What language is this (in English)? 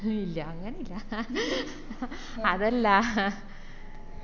Malayalam